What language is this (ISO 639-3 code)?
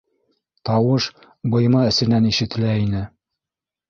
bak